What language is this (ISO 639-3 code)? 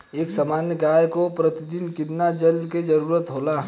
bho